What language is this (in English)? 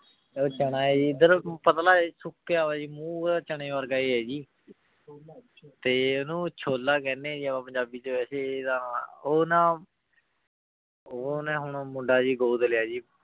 Punjabi